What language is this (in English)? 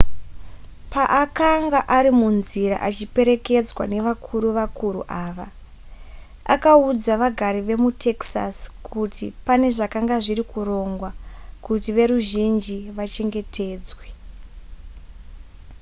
Shona